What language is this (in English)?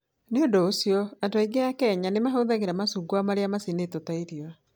Kikuyu